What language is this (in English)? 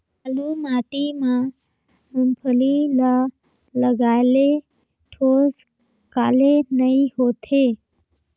Chhattisgarhi